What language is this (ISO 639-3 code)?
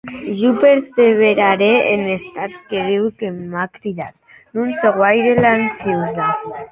oci